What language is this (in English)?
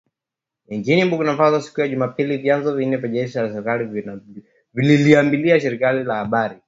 Swahili